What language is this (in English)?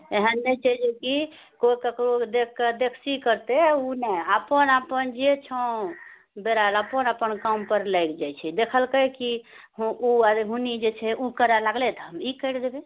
Maithili